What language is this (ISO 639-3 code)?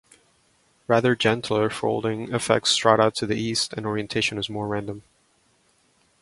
eng